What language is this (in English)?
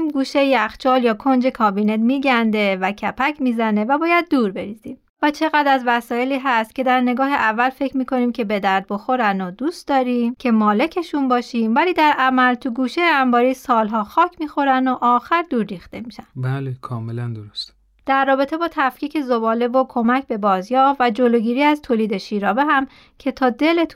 Persian